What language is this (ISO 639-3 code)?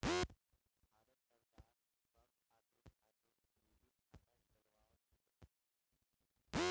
bho